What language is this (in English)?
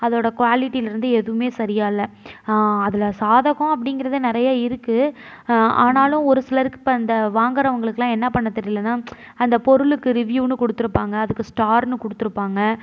Tamil